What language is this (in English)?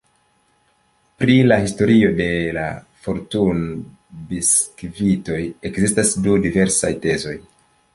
Esperanto